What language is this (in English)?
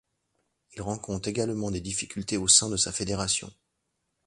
French